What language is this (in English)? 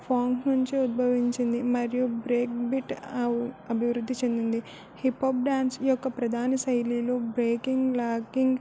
Telugu